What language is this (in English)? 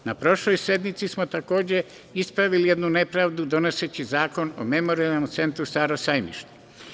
Serbian